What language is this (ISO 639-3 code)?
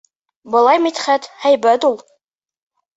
bak